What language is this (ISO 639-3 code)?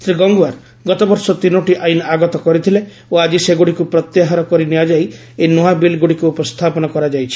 ori